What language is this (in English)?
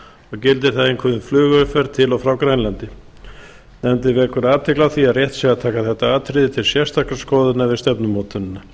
Icelandic